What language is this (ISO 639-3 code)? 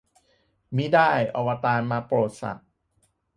tha